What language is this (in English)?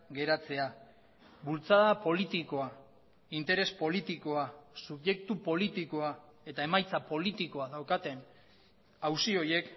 Basque